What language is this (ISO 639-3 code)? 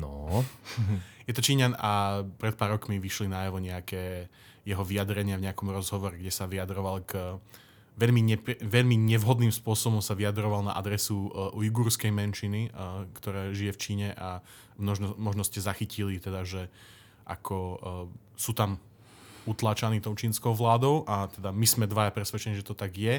slk